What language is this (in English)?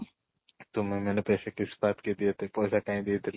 Odia